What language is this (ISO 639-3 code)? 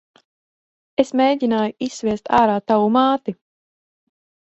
lav